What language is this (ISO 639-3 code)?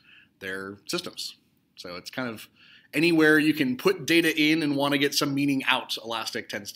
eng